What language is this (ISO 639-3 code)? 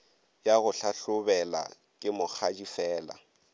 nso